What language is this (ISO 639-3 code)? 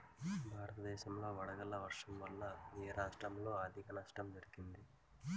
tel